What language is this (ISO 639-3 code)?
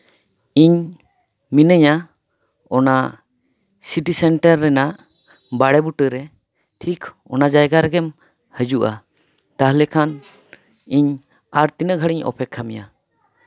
sat